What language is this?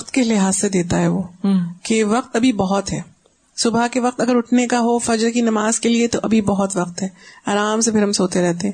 Urdu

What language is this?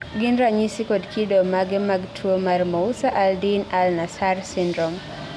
Luo (Kenya and Tanzania)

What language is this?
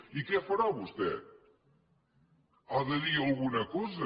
Catalan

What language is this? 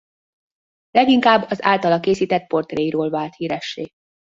Hungarian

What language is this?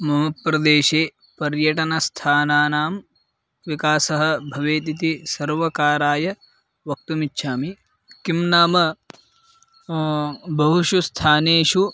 Sanskrit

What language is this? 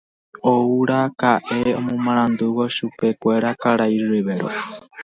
Guarani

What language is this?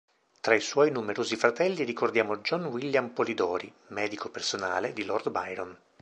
Italian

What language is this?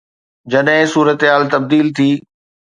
Sindhi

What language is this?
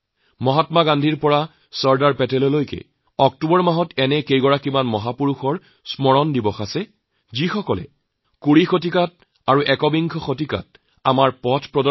Assamese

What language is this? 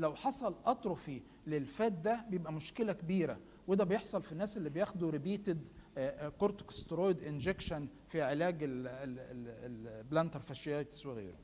Arabic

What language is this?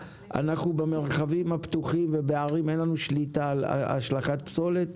Hebrew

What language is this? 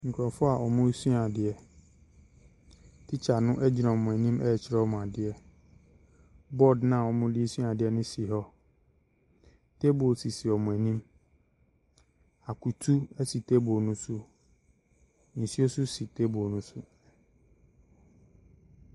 Akan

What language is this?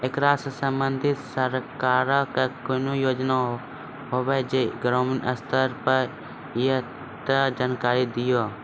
Maithili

